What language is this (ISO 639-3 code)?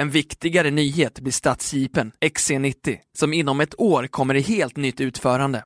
swe